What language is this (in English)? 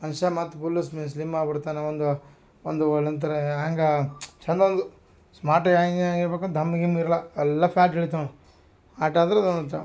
Kannada